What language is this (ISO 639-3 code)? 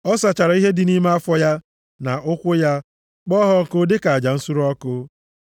ibo